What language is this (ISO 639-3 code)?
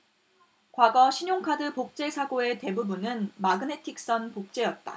kor